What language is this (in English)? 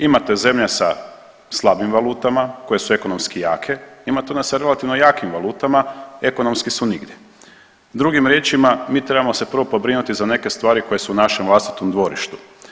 Croatian